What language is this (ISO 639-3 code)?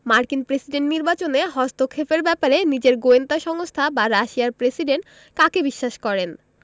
ben